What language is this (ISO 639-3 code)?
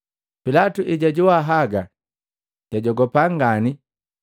mgv